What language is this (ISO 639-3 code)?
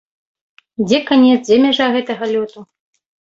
bel